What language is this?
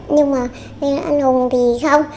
Vietnamese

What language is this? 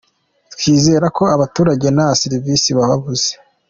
Kinyarwanda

